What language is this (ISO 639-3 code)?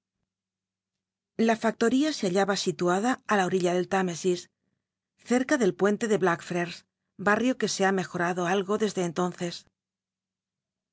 spa